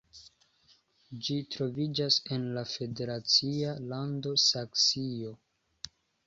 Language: Esperanto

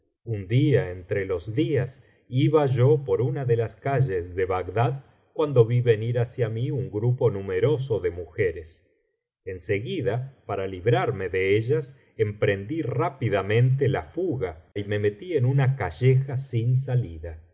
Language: Spanish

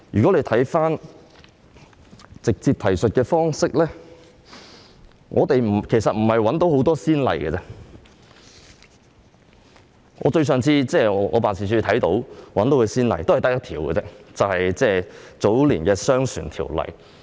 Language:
Cantonese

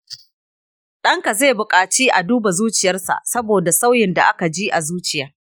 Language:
Hausa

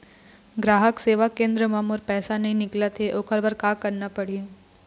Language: Chhattisgarhi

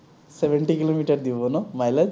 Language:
Assamese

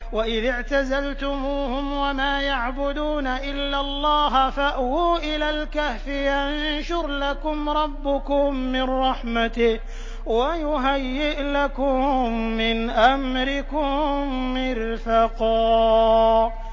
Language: Arabic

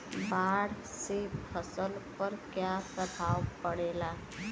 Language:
Bhojpuri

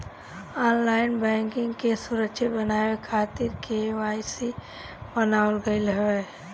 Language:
Bhojpuri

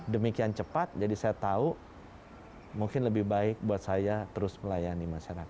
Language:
Indonesian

